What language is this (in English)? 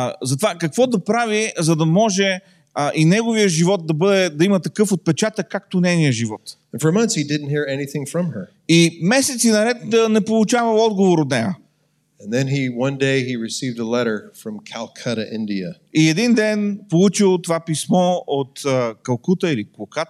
Bulgarian